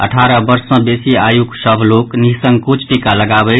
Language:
Maithili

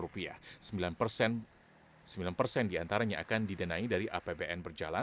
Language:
Indonesian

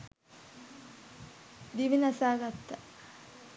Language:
Sinhala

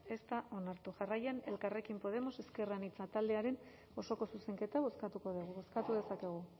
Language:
Basque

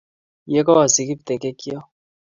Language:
Kalenjin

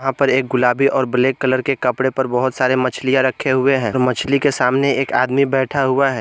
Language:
Hindi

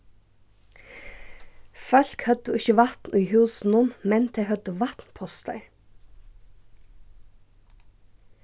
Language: Faroese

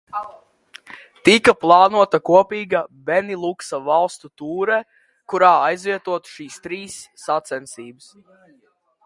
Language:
Latvian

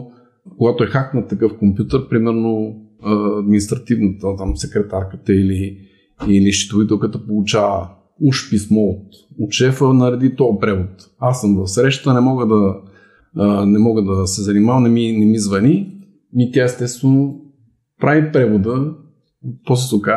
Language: Bulgarian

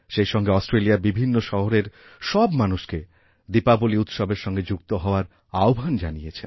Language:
Bangla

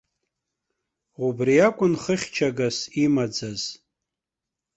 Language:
Abkhazian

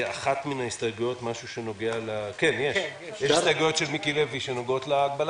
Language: Hebrew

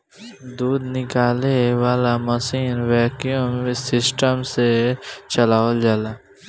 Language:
Bhojpuri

